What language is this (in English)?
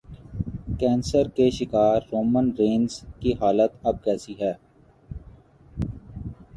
Urdu